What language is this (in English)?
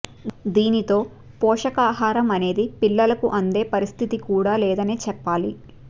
Telugu